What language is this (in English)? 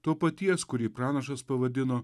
Lithuanian